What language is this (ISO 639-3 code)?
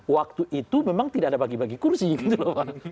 ind